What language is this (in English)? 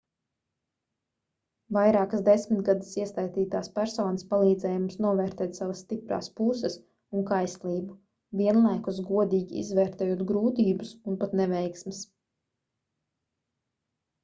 Latvian